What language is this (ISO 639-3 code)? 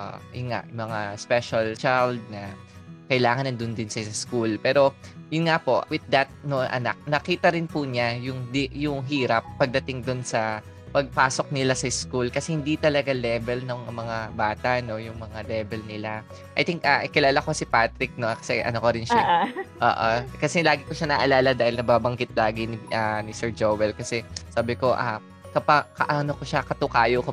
fil